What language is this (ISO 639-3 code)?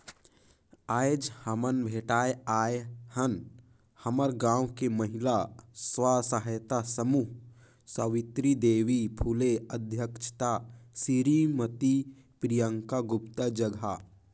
hne